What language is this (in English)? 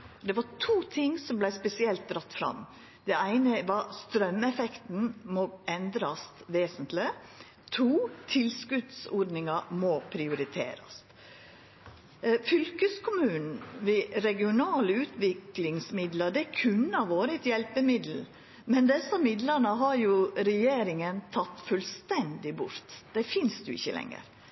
Norwegian Nynorsk